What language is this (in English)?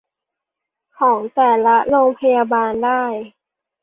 Thai